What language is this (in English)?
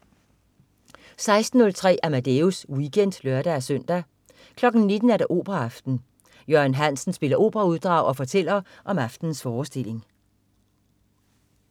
Danish